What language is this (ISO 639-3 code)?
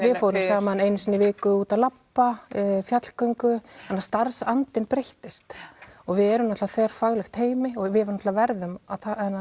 isl